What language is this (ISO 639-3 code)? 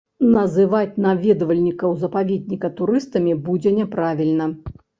bel